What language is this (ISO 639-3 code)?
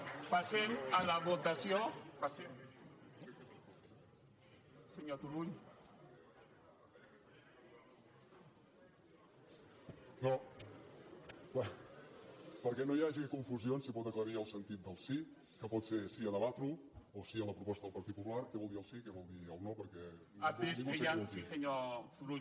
cat